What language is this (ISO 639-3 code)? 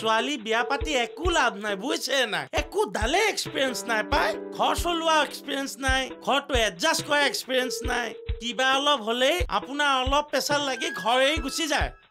ben